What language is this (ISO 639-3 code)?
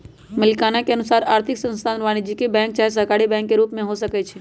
mag